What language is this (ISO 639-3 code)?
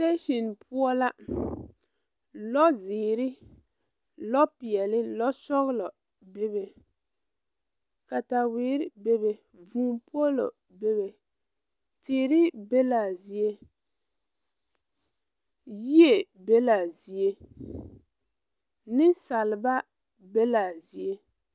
dga